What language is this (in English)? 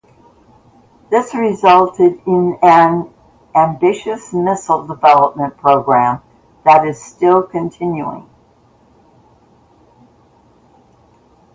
English